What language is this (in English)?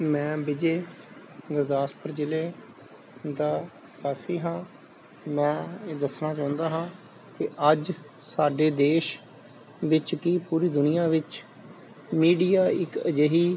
Punjabi